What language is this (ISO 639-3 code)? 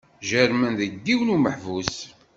kab